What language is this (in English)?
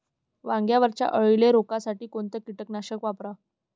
Marathi